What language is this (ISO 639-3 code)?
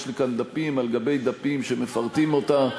heb